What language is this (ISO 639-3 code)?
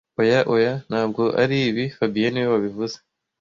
kin